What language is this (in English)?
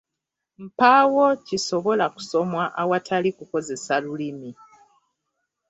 Ganda